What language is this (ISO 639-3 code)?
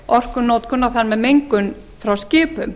isl